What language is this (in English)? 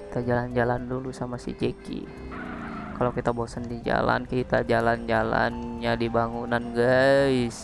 Indonesian